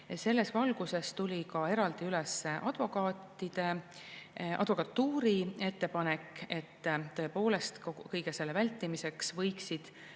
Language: Estonian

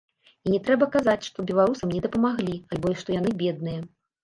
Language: Belarusian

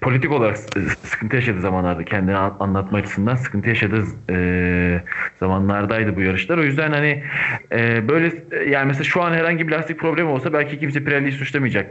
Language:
Turkish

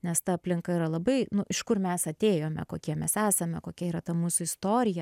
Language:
Lithuanian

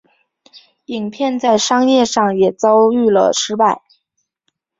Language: Chinese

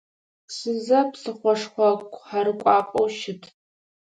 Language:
Adyghe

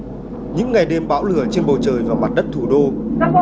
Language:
Vietnamese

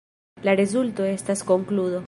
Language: Esperanto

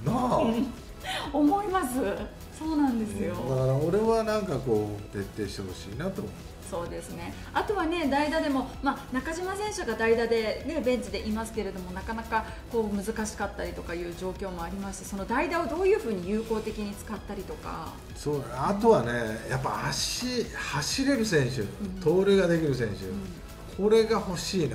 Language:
Japanese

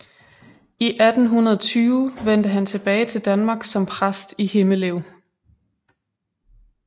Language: Danish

